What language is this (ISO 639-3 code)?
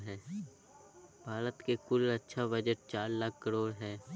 mag